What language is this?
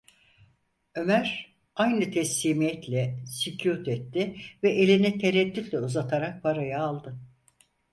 Turkish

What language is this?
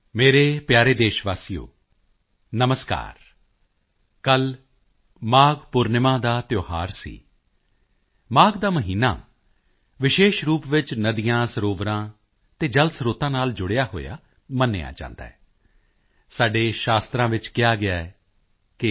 Punjabi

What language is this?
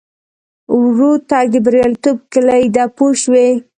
Pashto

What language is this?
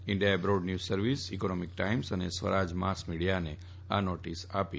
Gujarati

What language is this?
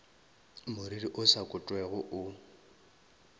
Northern Sotho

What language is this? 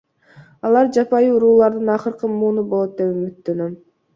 Kyrgyz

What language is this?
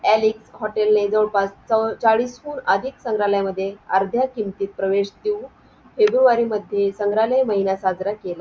Marathi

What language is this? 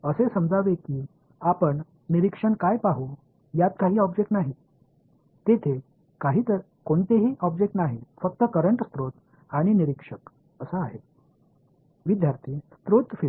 Tamil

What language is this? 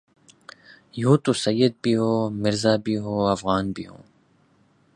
Urdu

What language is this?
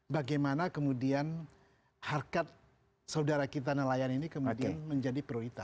Indonesian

